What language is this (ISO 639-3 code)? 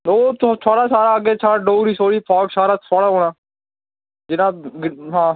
doi